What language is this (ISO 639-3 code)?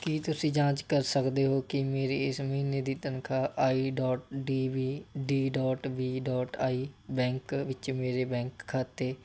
pan